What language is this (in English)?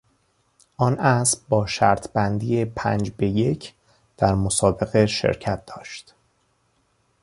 Persian